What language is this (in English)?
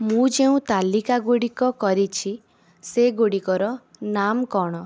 Odia